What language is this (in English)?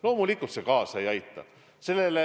Estonian